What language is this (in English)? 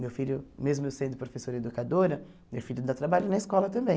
Portuguese